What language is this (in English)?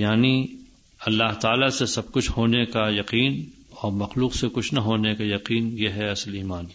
Urdu